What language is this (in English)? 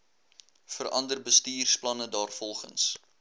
Afrikaans